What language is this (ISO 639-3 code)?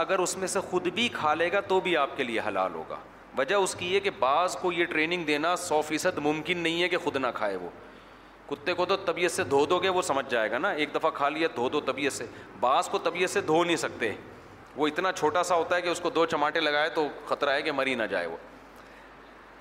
urd